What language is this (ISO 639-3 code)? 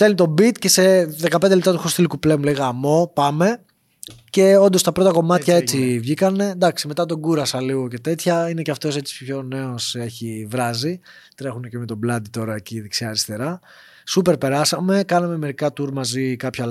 ell